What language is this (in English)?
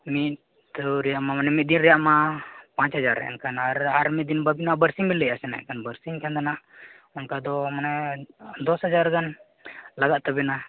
Santali